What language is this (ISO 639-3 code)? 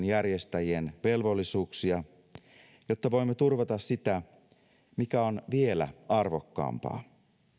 fin